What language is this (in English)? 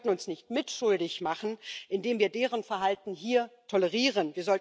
German